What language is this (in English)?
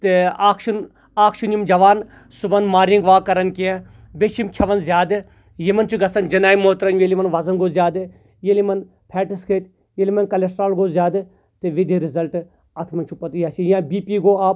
Kashmiri